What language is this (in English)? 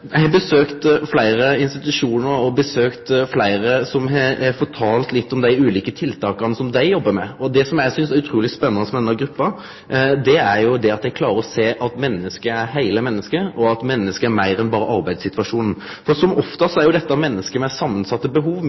Norwegian Nynorsk